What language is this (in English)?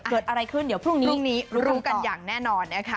Thai